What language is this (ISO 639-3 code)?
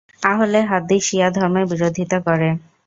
ben